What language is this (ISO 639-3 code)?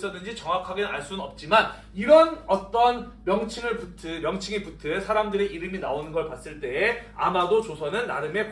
kor